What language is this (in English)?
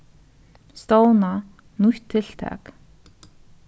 Faroese